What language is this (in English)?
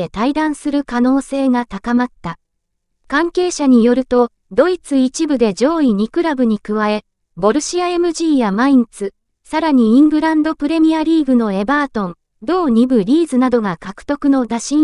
Japanese